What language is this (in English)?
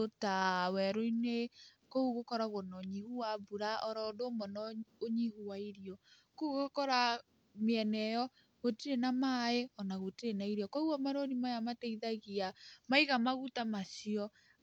Kikuyu